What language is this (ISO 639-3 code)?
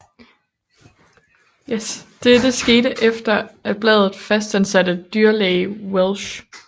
dan